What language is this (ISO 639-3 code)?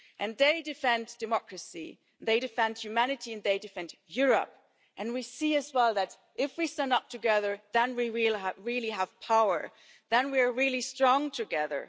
eng